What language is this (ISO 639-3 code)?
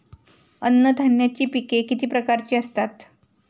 mar